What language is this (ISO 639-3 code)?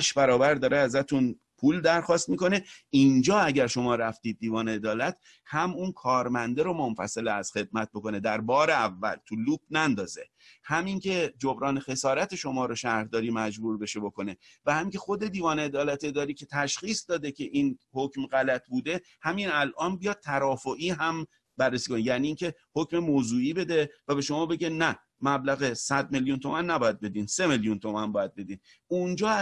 fas